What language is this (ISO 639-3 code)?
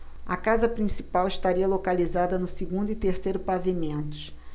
por